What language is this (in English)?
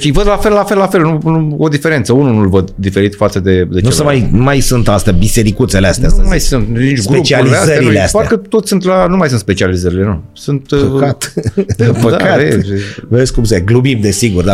Romanian